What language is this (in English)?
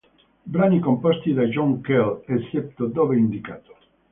Italian